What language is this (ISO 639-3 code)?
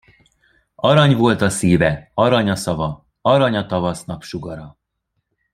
hun